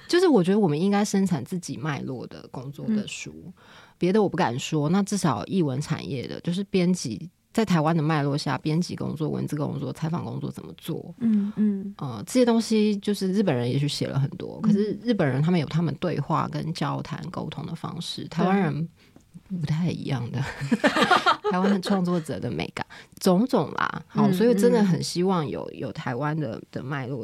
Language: Chinese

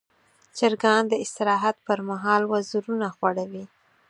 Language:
Pashto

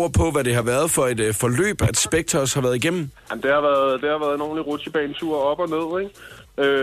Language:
Danish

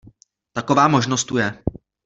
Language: Czech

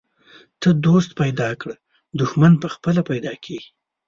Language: Pashto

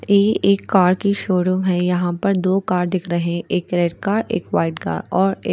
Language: Hindi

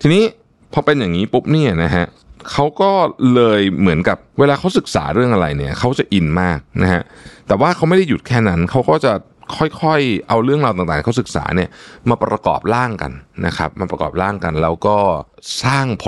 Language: Thai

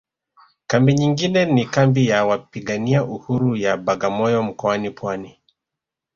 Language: Swahili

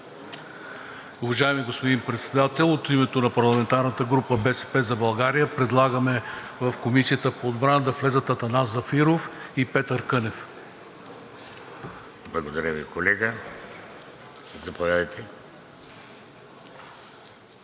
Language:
Bulgarian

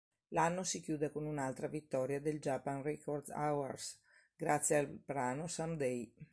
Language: Italian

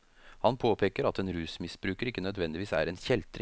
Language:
Norwegian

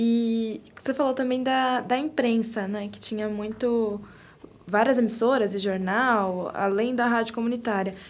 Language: Portuguese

